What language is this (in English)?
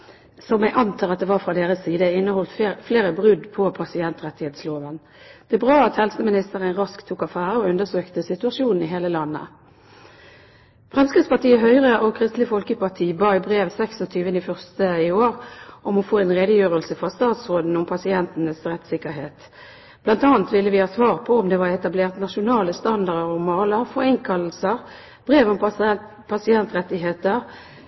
Norwegian Bokmål